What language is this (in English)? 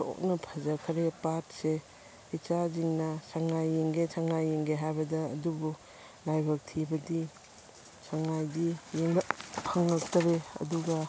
Manipuri